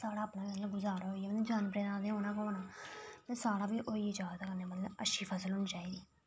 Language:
Dogri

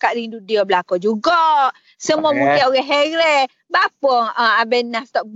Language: Malay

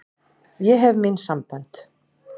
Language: Icelandic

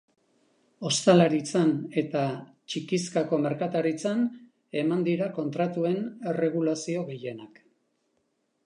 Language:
Basque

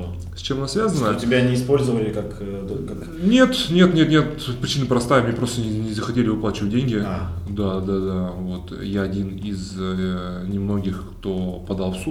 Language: Russian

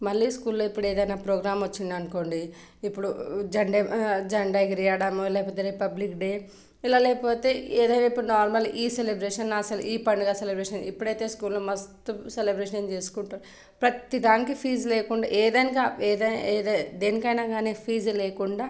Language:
Telugu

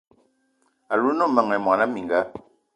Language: Eton (Cameroon)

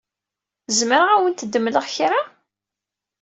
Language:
Kabyle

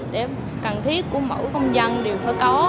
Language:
Vietnamese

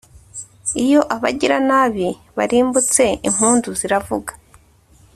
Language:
Kinyarwanda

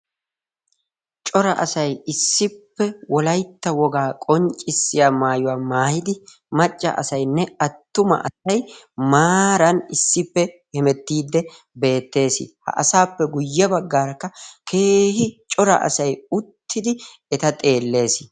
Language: Wolaytta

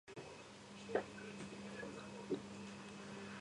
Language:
Georgian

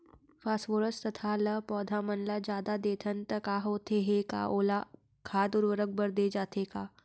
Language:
Chhattisgarhi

